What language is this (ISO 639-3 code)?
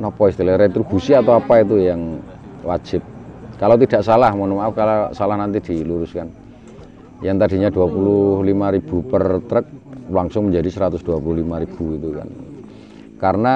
ind